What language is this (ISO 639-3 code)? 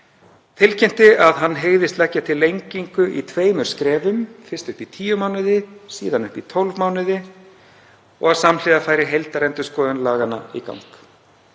isl